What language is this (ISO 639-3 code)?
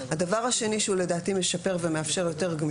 heb